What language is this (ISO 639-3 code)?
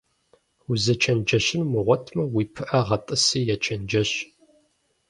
kbd